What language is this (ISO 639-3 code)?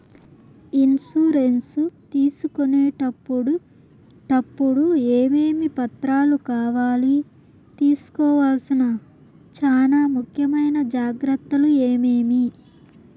tel